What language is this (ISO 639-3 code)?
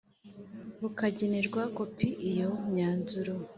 kin